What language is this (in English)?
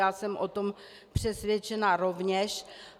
Czech